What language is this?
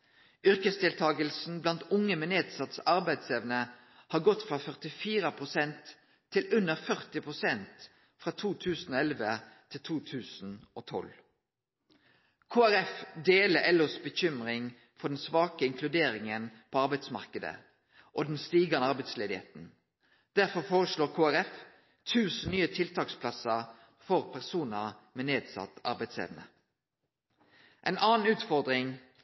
Norwegian Nynorsk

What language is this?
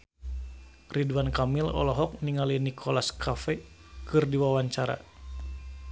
Sundanese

